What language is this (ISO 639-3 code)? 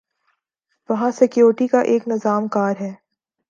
urd